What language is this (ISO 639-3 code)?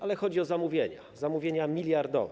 pol